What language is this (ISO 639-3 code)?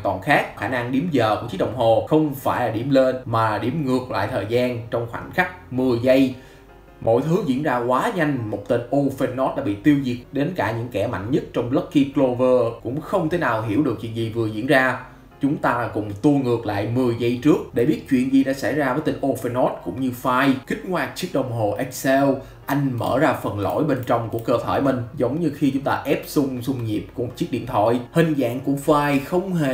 vie